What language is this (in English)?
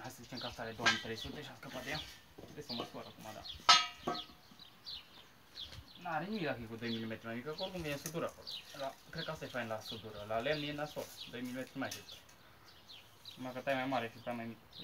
Romanian